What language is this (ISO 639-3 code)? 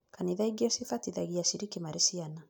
kik